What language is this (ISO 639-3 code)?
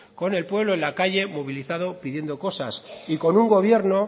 spa